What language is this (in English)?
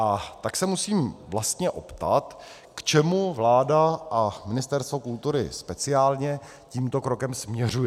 Czech